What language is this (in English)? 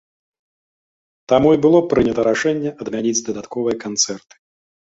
Belarusian